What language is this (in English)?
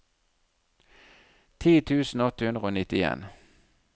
Norwegian